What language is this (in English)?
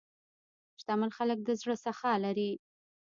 Pashto